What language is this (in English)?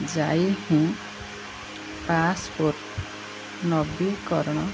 Odia